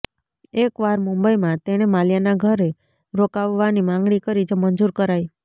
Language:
Gujarati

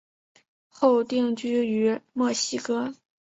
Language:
Chinese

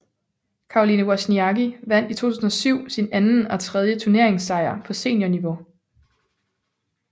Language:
Danish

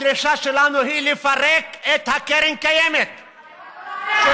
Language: Hebrew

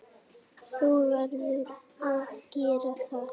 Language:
Icelandic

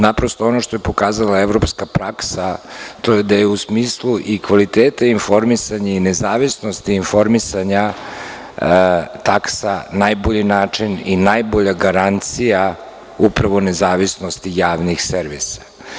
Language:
Serbian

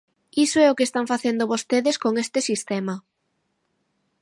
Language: Galician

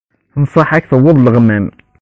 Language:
Kabyle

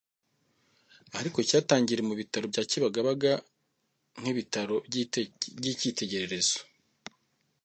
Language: Kinyarwanda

